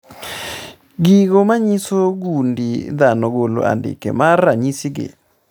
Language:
Luo (Kenya and Tanzania)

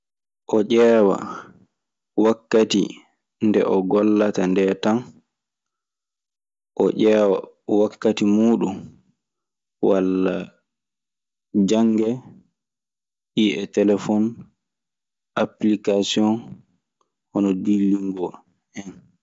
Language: Maasina Fulfulde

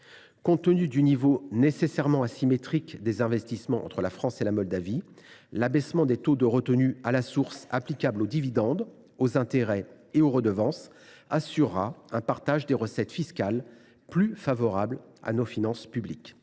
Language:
French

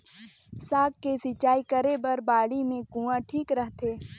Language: Chhattisgarhi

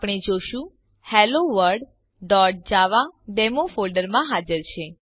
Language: Gujarati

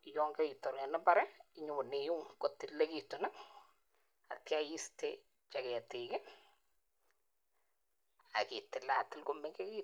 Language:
Kalenjin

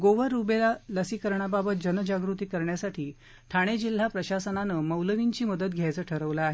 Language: Marathi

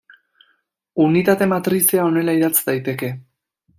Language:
Basque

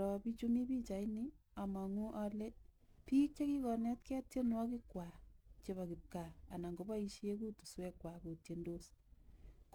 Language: Kalenjin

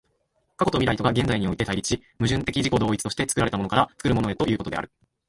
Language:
Japanese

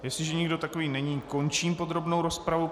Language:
Czech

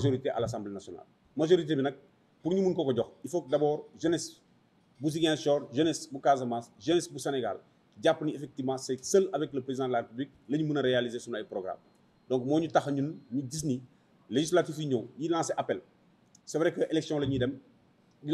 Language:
French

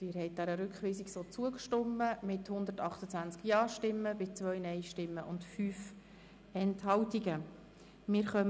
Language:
Swiss German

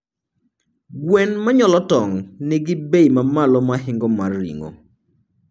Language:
Luo (Kenya and Tanzania)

